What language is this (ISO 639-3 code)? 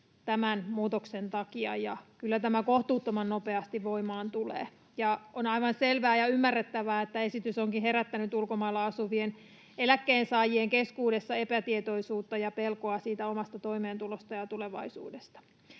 fin